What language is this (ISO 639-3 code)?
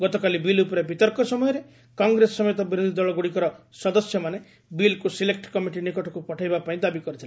ori